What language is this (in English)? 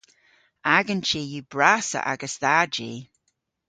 Cornish